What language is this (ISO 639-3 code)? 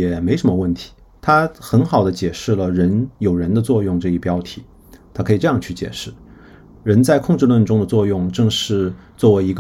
zho